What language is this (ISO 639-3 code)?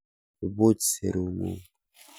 kln